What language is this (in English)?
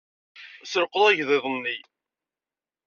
Kabyle